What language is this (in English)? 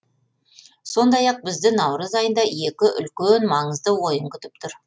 Kazakh